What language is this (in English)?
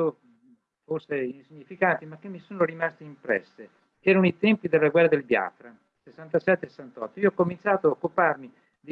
Italian